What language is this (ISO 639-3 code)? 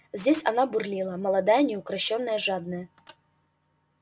rus